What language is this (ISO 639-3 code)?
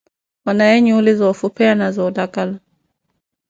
eko